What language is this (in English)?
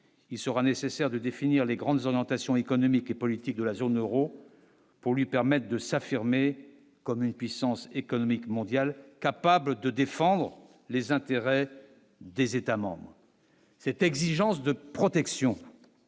French